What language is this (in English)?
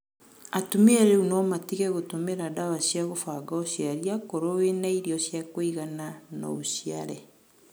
Kikuyu